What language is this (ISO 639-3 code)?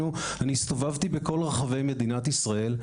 heb